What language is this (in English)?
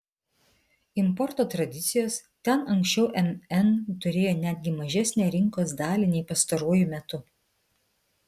Lithuanian